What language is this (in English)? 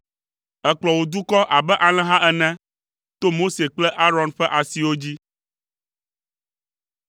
Ewe